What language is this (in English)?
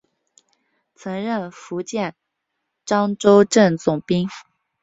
Chinese